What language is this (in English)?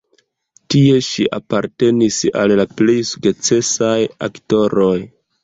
Esperanto